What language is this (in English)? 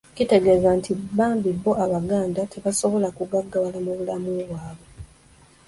Ganda